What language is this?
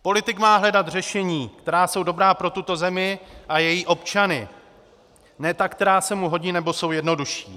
Czech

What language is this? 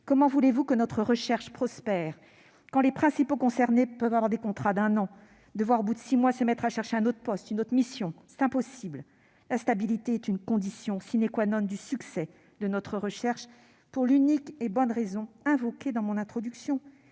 French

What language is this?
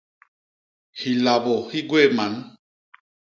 Basaa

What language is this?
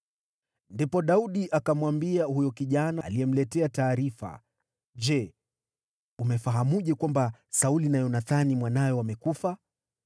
Swahili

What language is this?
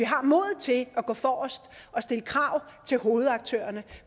Danish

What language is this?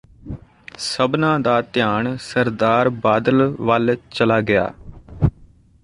Punjabi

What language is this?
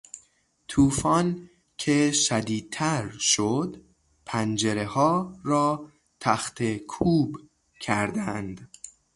Persian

